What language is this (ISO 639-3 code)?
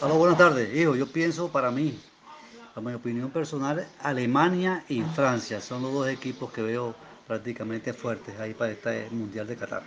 spa